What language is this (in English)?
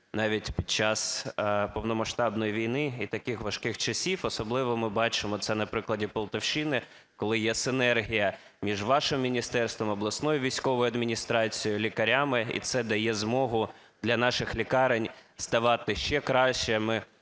Ukrainian